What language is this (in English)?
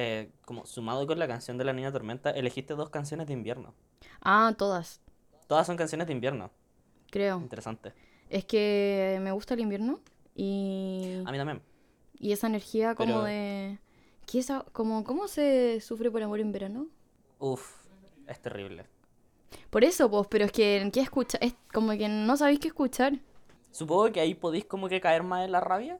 Spanish